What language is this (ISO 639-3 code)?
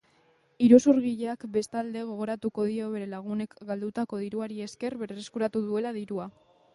eus